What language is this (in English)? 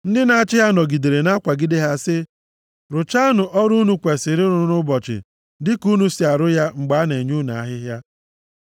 Igbo